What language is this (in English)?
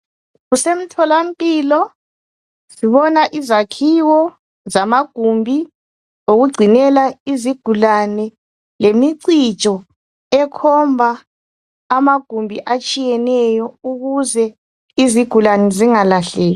North Ndebele